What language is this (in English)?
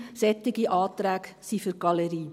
Swiss German